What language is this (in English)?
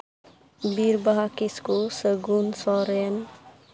Santali